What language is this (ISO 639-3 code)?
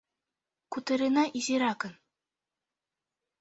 chm